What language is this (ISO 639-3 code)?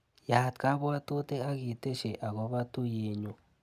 kln